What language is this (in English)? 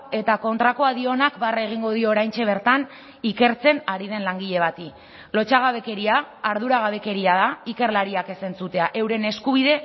Basque